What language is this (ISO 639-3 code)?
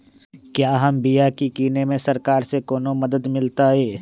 mag